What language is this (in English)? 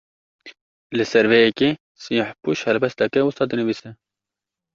Kurdish